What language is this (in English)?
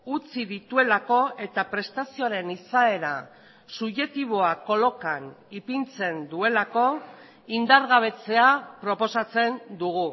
Basque